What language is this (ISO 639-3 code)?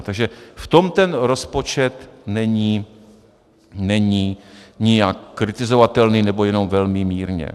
ces